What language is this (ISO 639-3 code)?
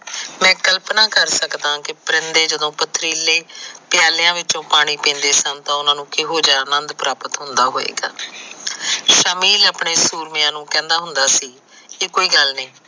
pan